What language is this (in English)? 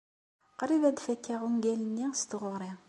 Kabyle